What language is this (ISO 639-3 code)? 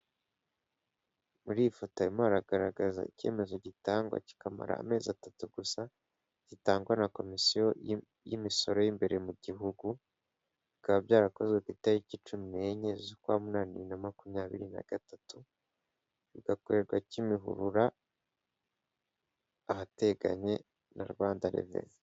kin